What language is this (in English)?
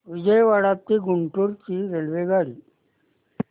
Marathi